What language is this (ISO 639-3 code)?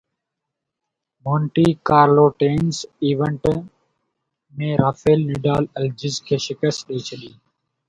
snd